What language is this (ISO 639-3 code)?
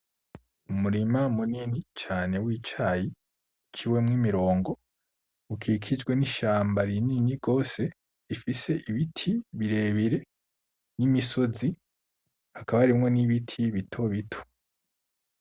run